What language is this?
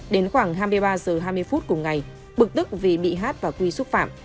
Vietnamese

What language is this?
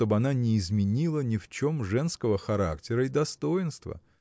Russian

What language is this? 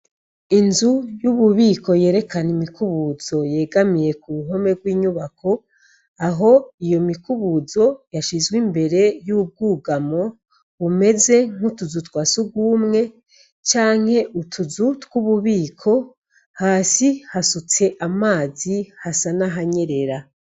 Rundi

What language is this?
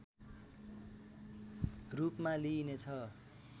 Nepali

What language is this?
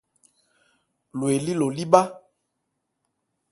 Ebrié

